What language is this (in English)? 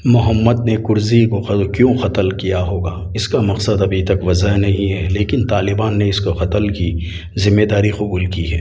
Urdu